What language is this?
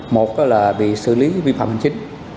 Vietnamese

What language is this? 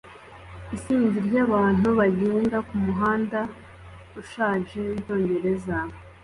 Kinyarwanda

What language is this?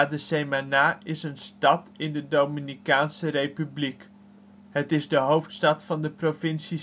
Dutch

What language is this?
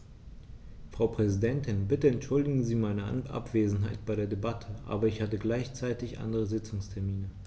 German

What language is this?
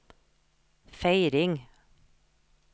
Norwegian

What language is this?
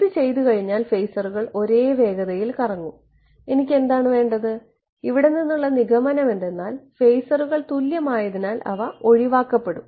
Malayalam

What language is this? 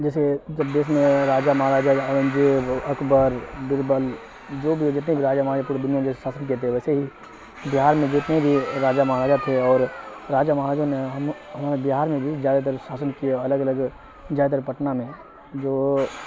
Urdu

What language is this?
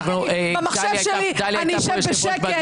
Hebrew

